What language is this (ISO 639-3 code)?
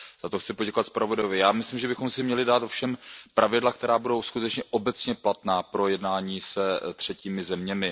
ces